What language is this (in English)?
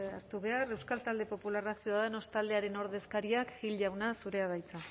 Basque